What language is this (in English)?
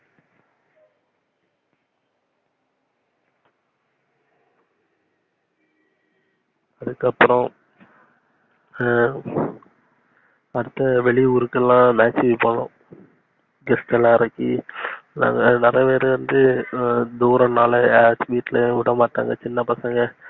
Tamil